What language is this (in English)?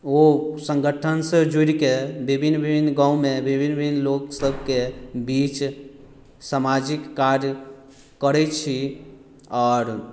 Maithili